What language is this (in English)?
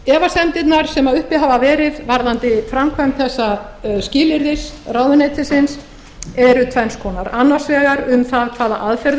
Icelandic